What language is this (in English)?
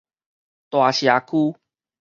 Min Nan Chinese